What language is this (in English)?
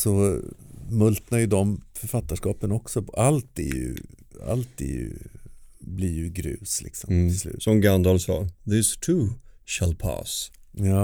Swedish